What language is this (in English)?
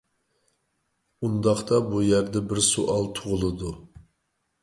Uyghur